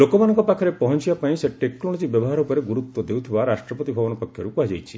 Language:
Odia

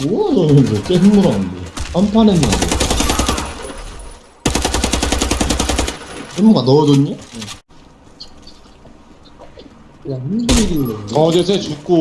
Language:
Korean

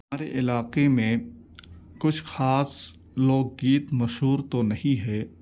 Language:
Urdu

